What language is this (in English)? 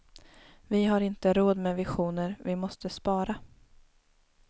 Swedish